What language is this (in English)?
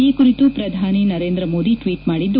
Kannada